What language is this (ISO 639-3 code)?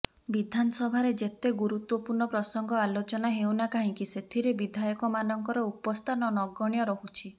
ori